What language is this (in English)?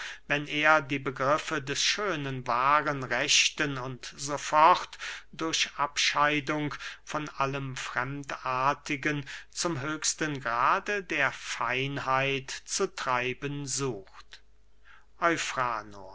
German